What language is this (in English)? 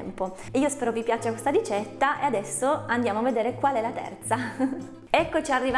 Italian